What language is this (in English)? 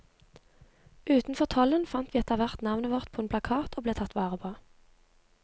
Norwegian